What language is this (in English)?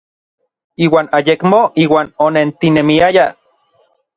Orizaba Nahuatl